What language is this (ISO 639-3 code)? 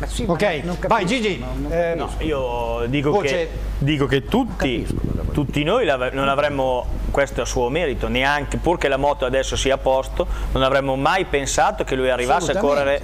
ita